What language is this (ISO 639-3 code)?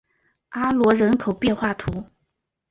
zho